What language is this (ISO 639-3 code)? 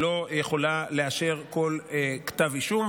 heb